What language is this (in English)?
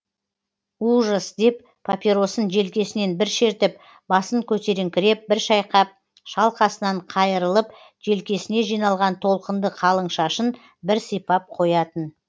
Kazakh